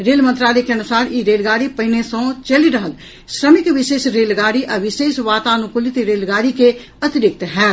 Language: Maithili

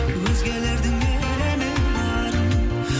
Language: Kazakh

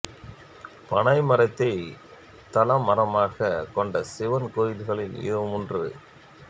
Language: Tamil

